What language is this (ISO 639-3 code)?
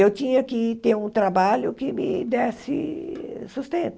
por